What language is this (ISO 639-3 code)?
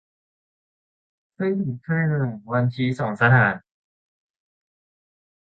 tha